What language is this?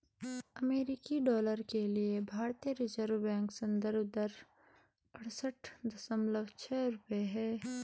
Hindi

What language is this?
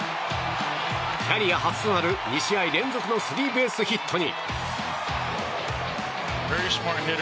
Japanese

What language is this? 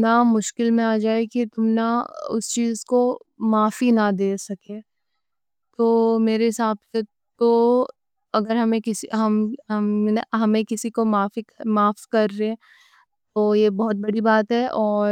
Deccan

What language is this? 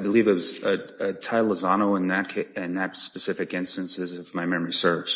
English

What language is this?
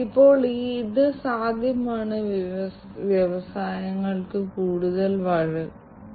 Malayalam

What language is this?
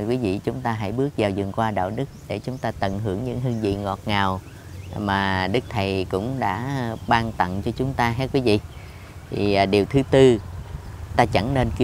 Vietnamese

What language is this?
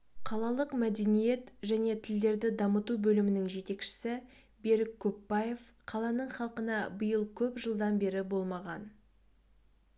Kazakh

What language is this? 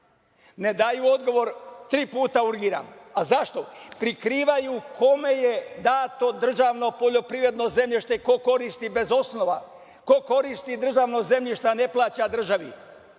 Serbian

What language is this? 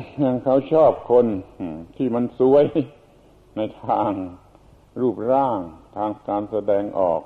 Thai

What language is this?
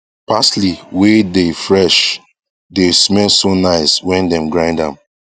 Nigerian Pidgin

